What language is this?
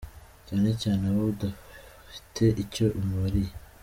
Kinyarwanda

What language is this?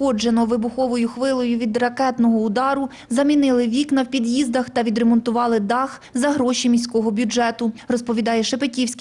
Ukrainian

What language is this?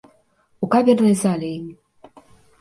Belarusian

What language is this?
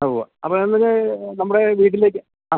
Malayalam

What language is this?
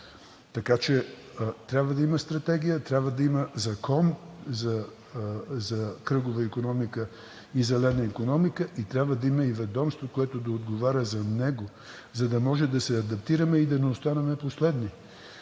Bulgarian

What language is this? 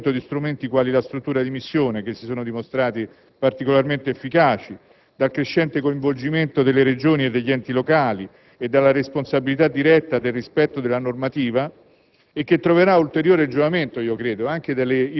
Italian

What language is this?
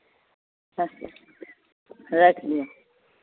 Maithili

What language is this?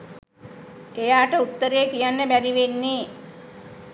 Sinhala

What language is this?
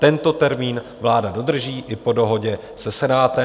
Czech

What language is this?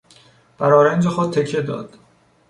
Persian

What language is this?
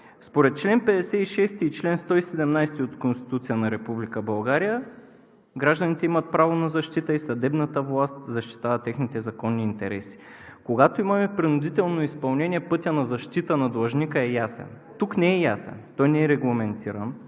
Bulgarian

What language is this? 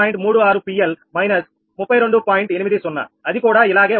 Telugu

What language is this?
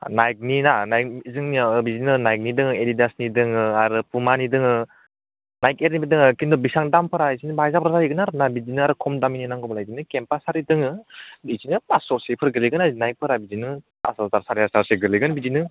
Bodo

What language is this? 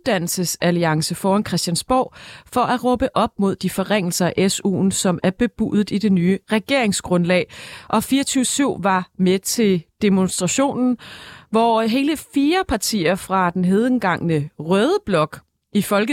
Danish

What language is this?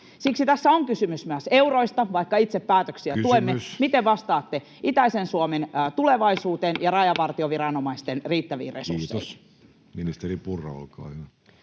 Finnish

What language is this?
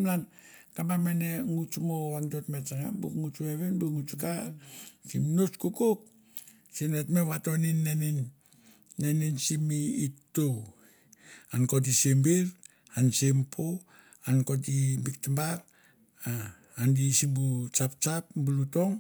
Mandara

